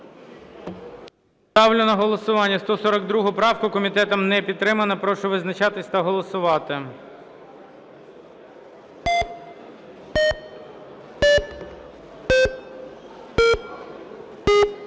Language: Ukrainian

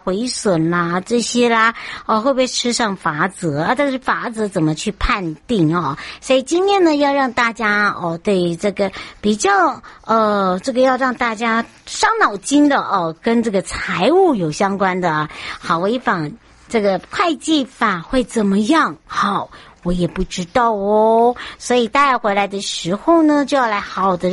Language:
Chinese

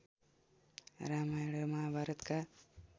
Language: Nepali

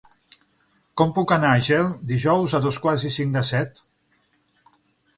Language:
Catalan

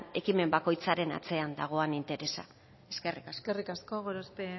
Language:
Basque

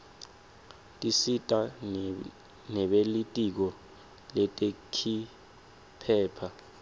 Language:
Swati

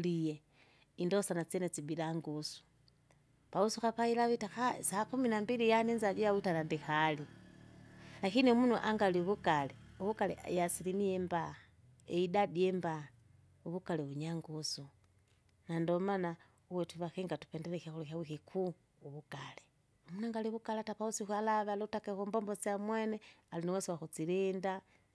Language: Kinga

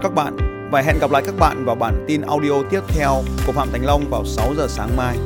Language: Vietnamese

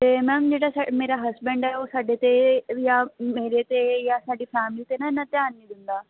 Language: Punjabi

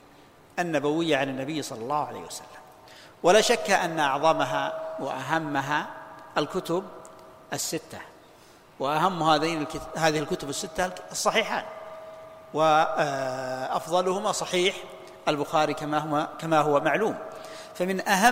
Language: Arabic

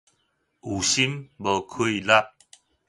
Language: Min Nan Chinese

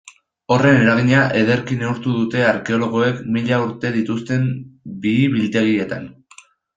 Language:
Basque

